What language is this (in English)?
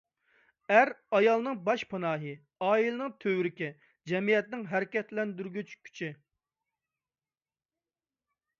Uyghur